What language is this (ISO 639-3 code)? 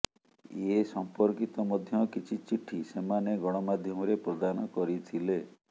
ori